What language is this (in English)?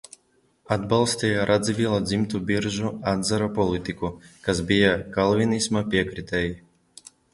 Latvian